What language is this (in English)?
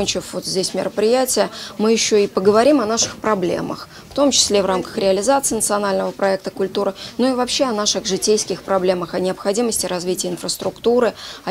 Russian